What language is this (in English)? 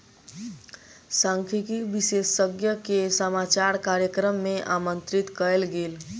Maithili